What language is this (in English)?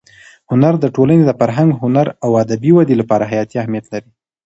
Pashto